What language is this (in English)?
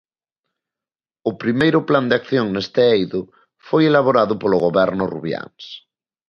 Galician